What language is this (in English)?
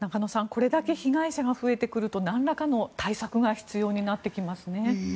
Japanese